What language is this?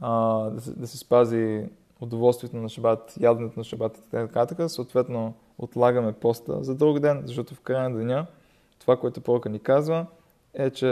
Bulgarian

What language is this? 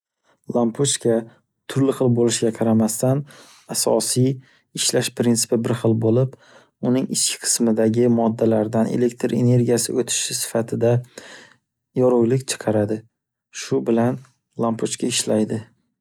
Uzbek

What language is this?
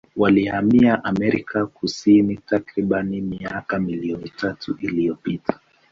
Swahili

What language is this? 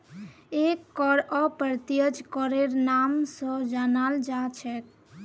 Magahi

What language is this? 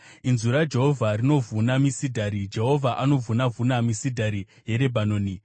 Shona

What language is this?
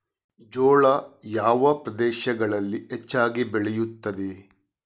Kannada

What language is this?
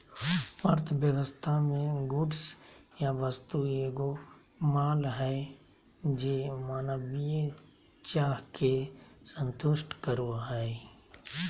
Magahi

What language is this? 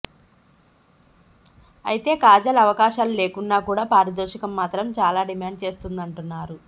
Telugu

